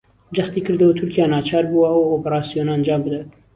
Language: Central Kurdish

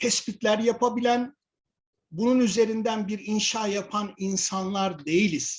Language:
Turkish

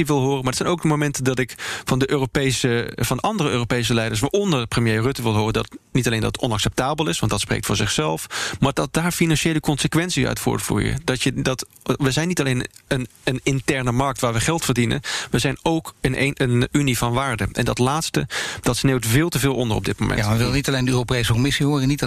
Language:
Dutch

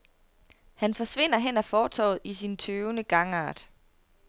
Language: Danish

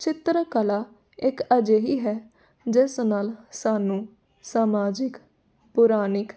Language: Punjabi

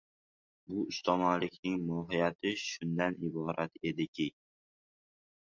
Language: Uzbek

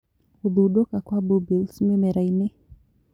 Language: Kikuyu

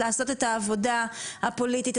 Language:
Hebrew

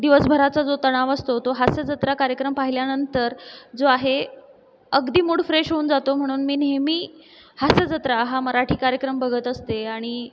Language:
Marathi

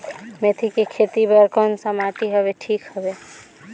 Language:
Chhattisgarhi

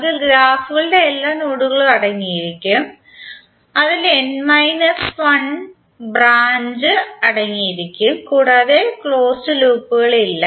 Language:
Malayalam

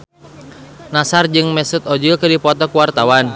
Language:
Sundanese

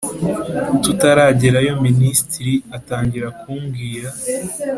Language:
Kinyarwanda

